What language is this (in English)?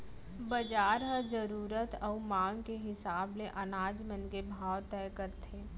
Chhattisgarhi